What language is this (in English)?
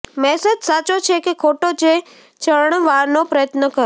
Gujarati